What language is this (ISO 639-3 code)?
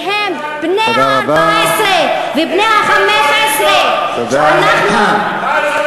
heb